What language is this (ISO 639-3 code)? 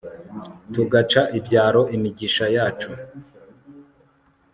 kin